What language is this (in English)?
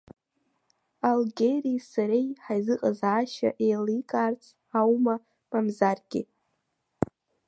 Abkhazian